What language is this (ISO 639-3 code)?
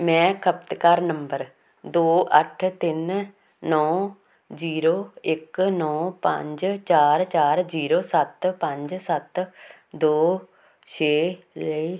pan